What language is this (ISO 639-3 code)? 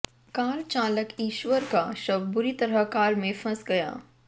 hin